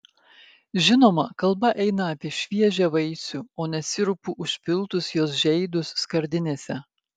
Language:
Lithuanian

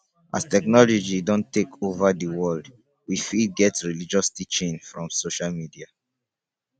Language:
Nigerian Pidgin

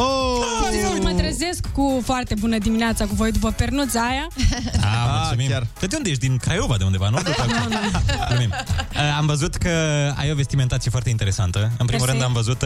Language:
Romanian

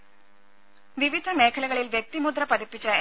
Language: Malayalam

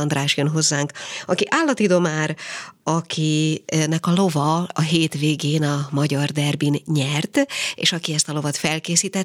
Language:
Hungarian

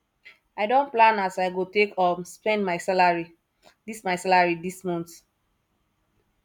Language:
Nigerian Pidgin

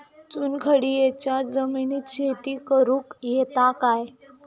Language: Marathi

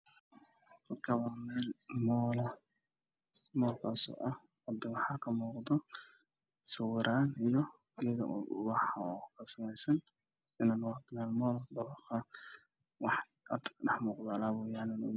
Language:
Somali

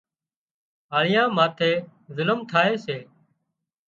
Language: Wadiyara Koli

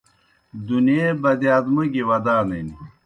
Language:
Kohistani Shina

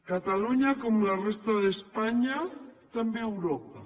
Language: Catalan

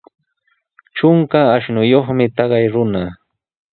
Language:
Sihuas Ancash Quechua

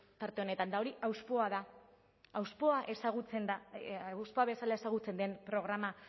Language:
Basque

